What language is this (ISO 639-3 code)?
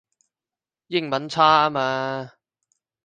yue